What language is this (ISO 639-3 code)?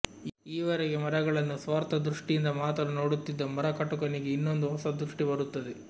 kan